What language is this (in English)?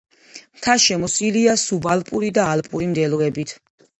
Georgian